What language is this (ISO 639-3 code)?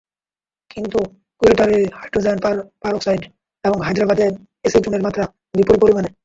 ben